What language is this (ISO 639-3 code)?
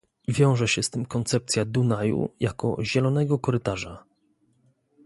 pol